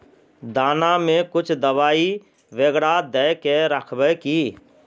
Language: Magahi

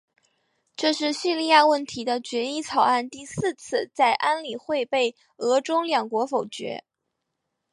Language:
Chinese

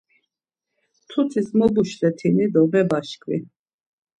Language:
Laz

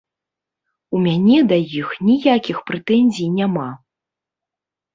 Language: Belarusian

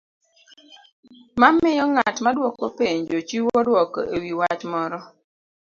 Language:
Luo (Kenya and Tanzania)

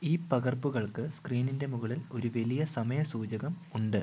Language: Malayalam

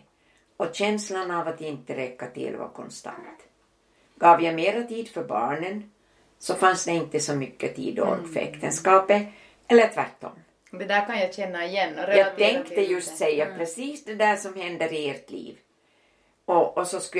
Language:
Swedish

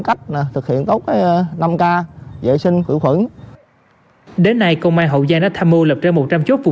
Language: Vietnamese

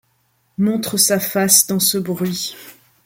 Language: French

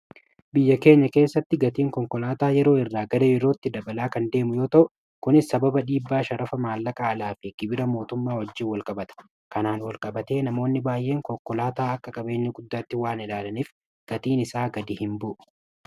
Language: Oromo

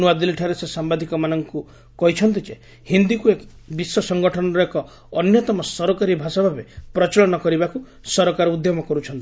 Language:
Odia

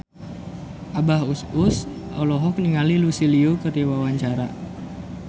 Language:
Sundanese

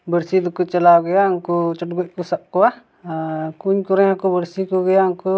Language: Santali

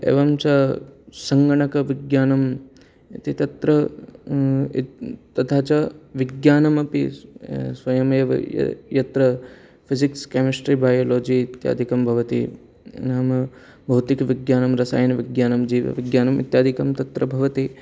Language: Sanskrit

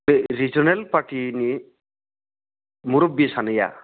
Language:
Bodo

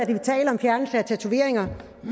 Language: Danish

